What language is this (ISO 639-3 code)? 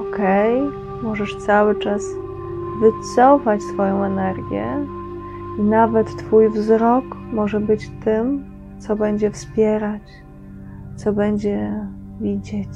pol